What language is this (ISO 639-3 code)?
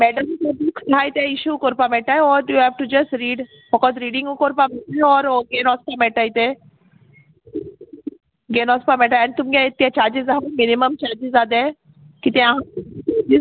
kok